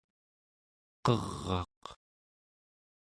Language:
Central Yupik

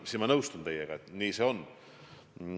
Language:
Estonian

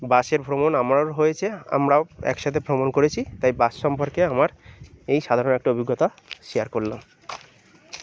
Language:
Bangla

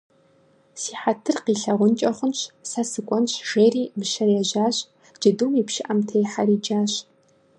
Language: Kabardian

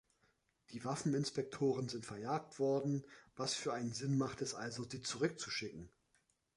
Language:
German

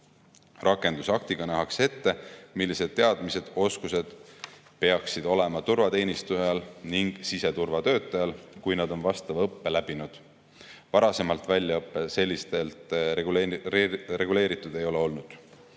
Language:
Estonian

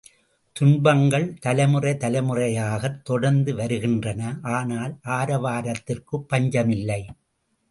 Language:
Tamil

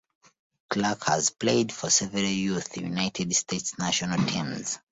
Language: English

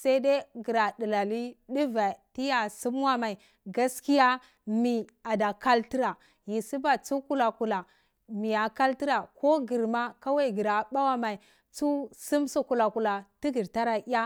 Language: Cibak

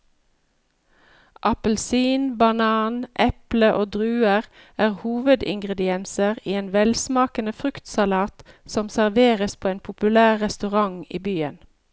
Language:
Norwegian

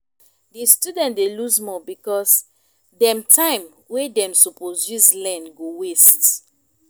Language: Nigerian Pidgin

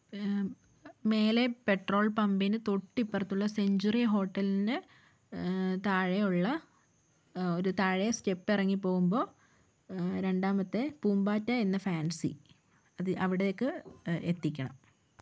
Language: Malayalam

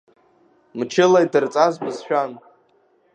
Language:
Abkhazian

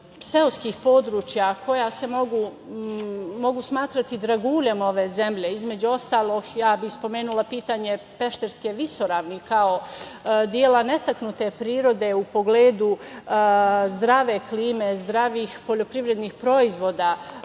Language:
Serbian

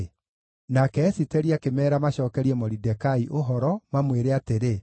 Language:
Kikuyu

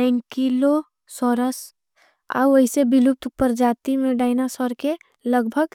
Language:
Angika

